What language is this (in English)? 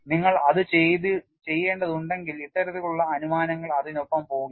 Malayalam